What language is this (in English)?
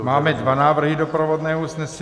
Czech